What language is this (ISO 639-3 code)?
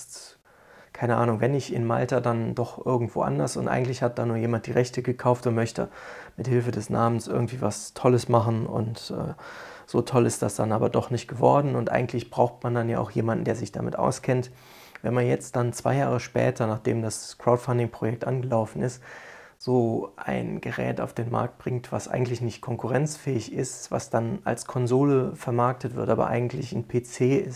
deu